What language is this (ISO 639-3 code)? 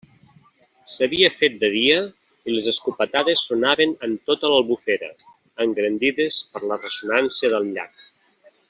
cat